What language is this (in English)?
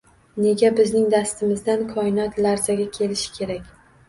Uzbek